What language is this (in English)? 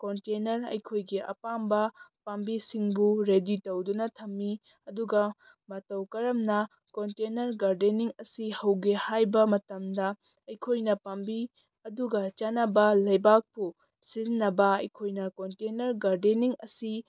Manipuri